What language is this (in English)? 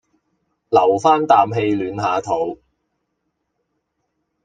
Cantonese